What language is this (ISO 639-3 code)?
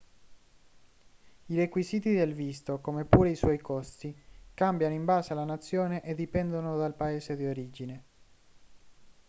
ita